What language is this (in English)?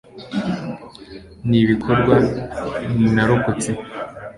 Kinyarwanda